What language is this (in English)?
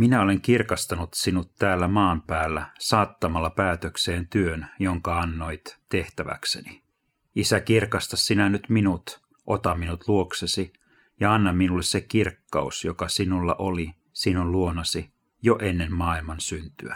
Finnish